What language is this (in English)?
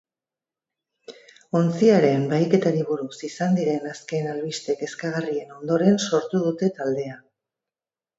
Basque